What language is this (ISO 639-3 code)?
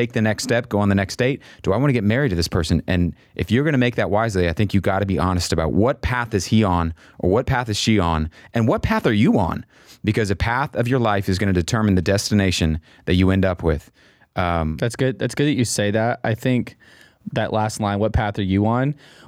eng